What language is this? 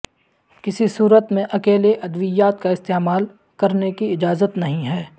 Urdu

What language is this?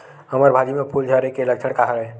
Chhattisgarhi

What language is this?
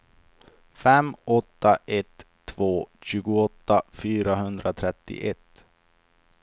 Swedish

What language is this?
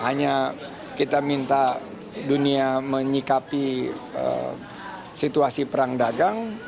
Indonesian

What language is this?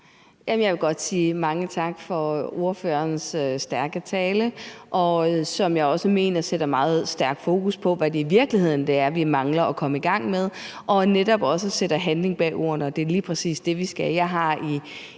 Danish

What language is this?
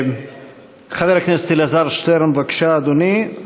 Hebrew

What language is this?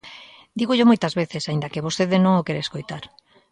Galician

